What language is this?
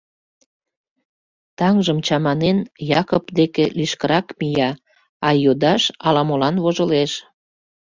Mari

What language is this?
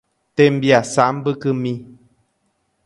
Guarani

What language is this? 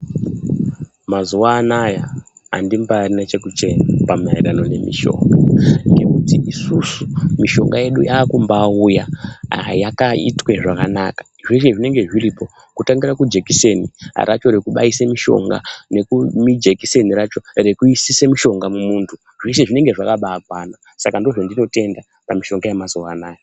Ndau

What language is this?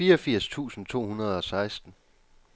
Danish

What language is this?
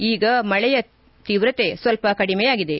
Kannada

